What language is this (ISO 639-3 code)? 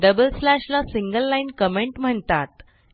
mar